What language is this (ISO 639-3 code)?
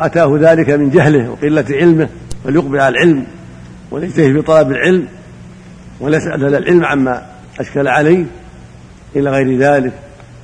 ara